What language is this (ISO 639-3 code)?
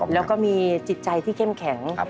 tha